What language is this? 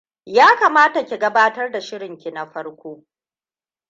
Hausa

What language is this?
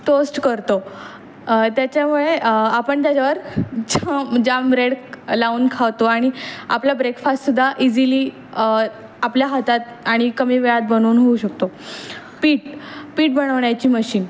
Marathi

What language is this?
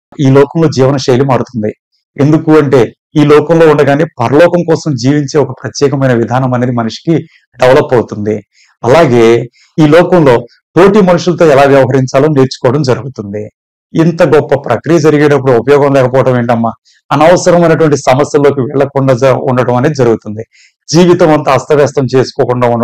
Korean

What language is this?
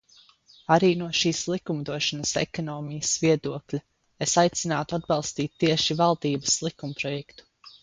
Latvian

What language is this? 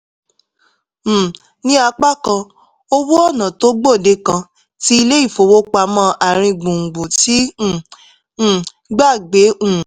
Yoruba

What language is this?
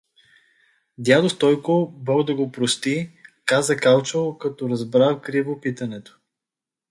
Bulgarian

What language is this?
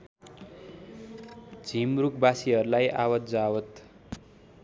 Nepali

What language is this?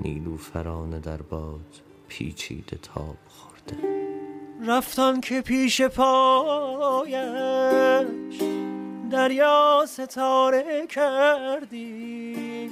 Persian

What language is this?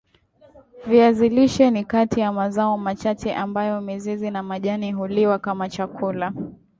Swahili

